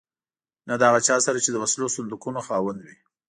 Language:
Pashto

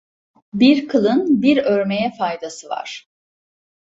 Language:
Turkish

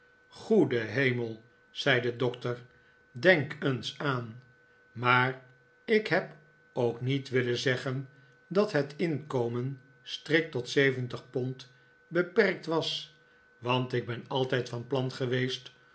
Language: Dutch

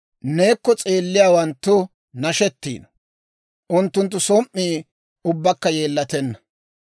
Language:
Dawro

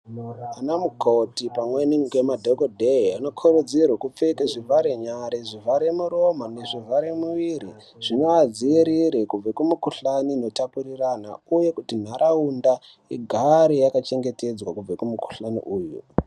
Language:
Ndau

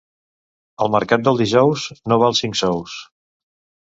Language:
Catalan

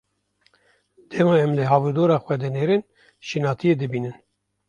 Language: Kurdish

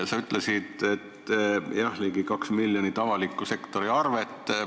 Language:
Estonian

